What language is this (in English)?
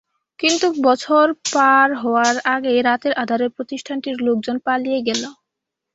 Bangla